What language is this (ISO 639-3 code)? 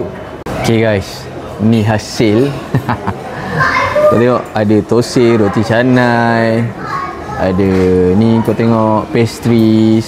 msa